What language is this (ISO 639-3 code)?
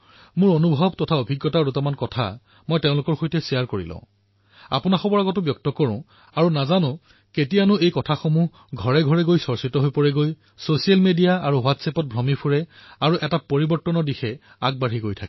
asm